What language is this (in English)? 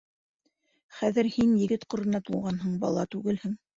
Bashkir